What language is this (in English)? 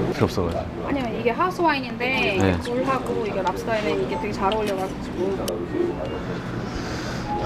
Korean